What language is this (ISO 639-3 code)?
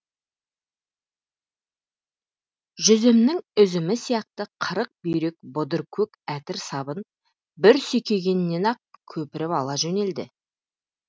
kaz